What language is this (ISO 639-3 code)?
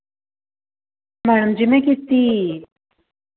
doi